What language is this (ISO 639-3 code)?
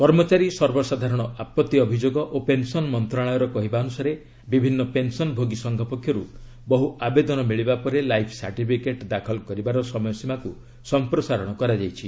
ori